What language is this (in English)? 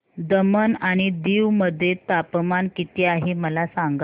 Marathi